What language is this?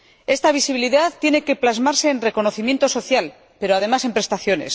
Spanish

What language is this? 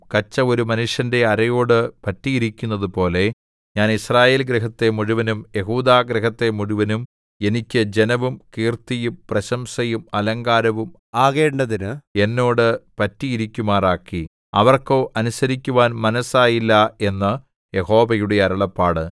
Malayalam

